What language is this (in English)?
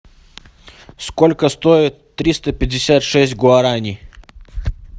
Russian